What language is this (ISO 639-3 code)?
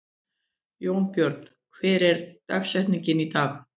isl